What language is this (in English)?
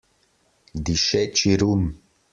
Slovenian